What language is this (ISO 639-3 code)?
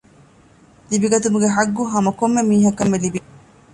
div